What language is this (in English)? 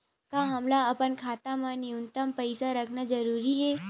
Chhattisgarhi